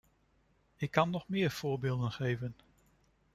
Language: Dutch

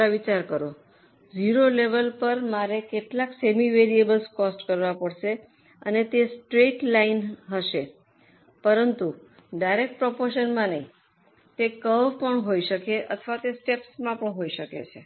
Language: Gujarati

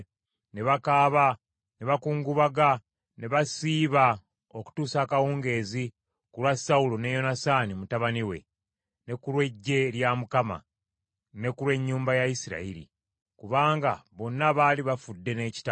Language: Ganda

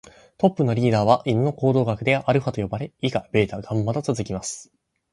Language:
Japanese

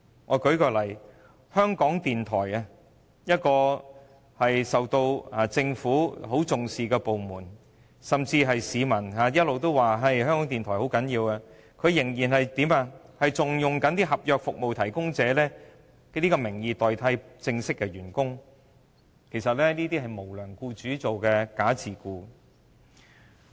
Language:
Cantonese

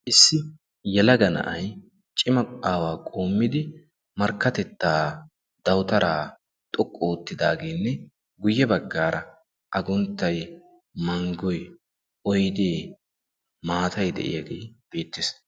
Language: Wolaytta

